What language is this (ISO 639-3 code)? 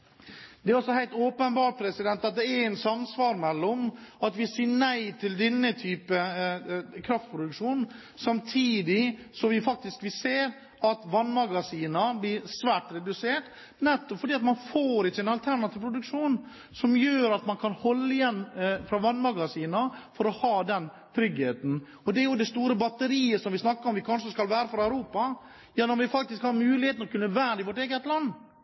nob